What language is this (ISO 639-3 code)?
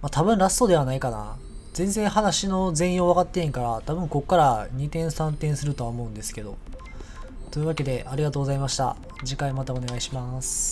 jpn